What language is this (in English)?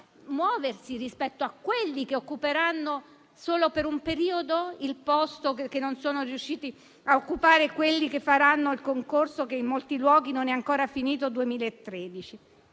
Italian